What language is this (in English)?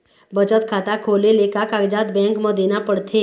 Chhattisgarhi